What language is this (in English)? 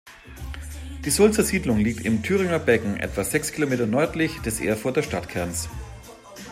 German